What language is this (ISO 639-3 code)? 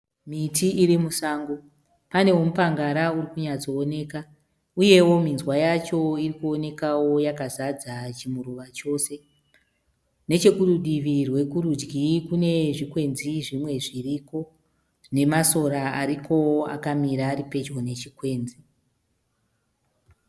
sna